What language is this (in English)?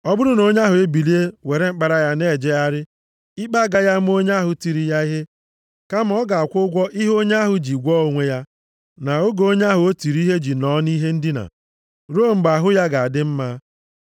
Igbo